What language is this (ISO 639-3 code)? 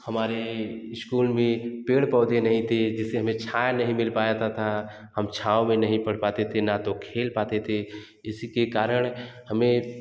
hin